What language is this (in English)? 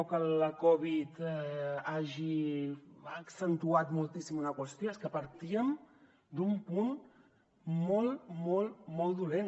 Catalan